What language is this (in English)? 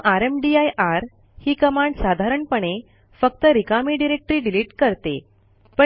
Marathi